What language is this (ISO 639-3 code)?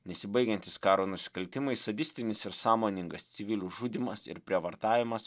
lit